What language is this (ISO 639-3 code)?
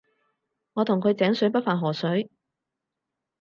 yue